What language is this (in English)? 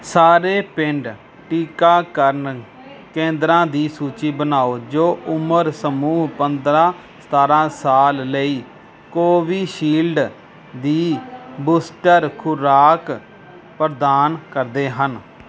Punjabi